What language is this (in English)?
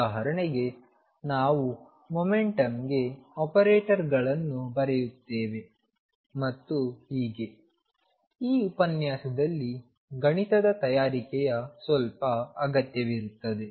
Kannada